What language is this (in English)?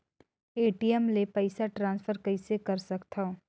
Chhattisgarhi